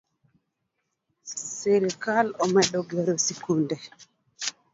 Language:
Luo (Kenya and Tanzania)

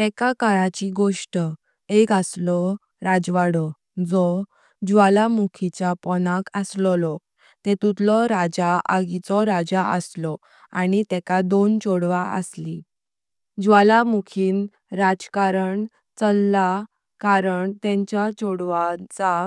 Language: Konkani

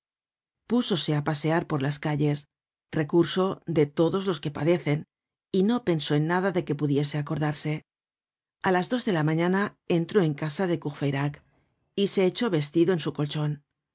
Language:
Spanish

